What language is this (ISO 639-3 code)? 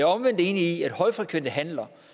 dan